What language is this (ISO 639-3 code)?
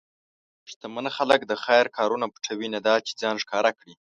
pus